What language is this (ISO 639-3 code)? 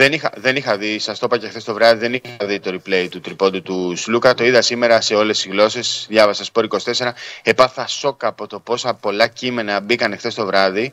ell